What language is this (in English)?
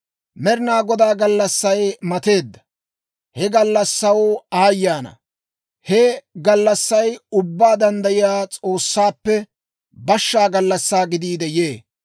Dawro